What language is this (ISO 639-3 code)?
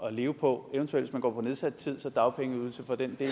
dan